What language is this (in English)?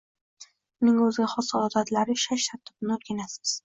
Uzbek